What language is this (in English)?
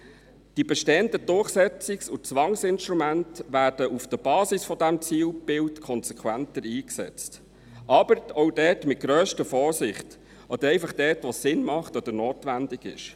Swiss German